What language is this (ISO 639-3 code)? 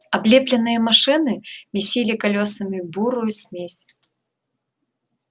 rus